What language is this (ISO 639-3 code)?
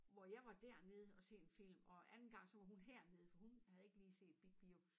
dan